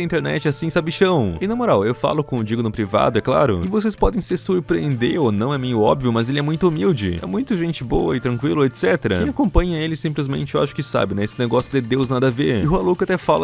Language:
Portuguese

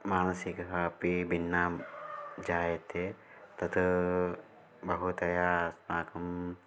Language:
Sanskrit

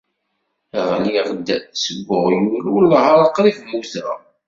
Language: Kabyle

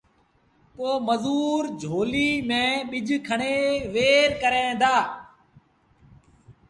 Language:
Sindhi Bhil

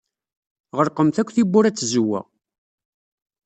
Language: Kabyle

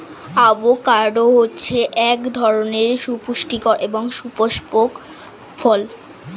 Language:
Bangla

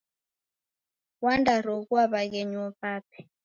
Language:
Taita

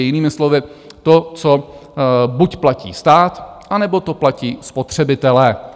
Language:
Czech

